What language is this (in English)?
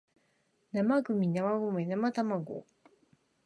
Japanese